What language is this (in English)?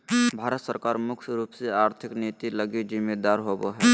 Magahi